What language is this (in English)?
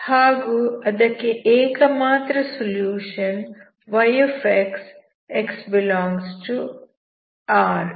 Kannada